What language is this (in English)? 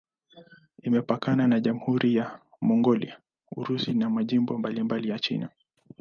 Swahili